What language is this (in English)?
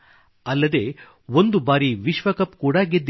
Kannada